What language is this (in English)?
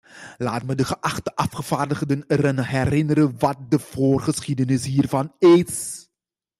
Dutch